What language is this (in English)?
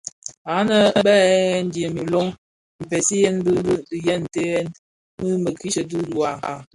Bafia